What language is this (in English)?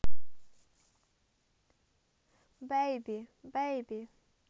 Russian